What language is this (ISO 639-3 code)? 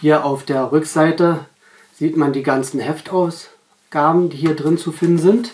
deu